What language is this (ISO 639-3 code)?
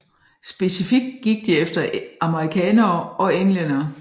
dan